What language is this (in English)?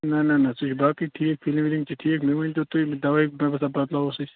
Kashmiri